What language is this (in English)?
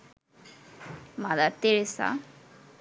Bangla